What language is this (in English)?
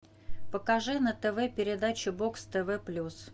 Russian